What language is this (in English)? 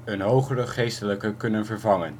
Dutch